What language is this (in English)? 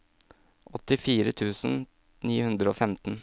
Norwegian